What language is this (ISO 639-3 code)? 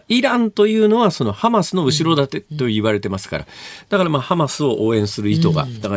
jpn